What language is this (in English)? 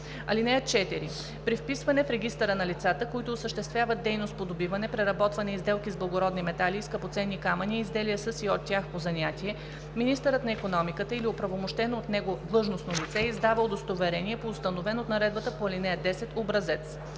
Bulgarian